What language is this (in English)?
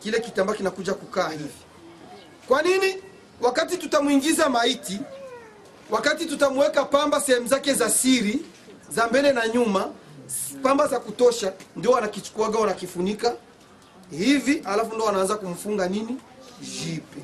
Swahili